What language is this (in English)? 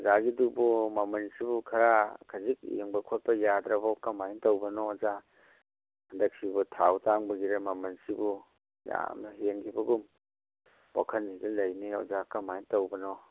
Manipuri